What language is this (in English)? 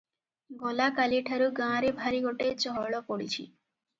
Odia